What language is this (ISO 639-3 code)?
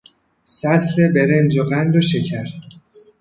fas